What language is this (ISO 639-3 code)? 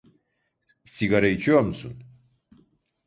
tur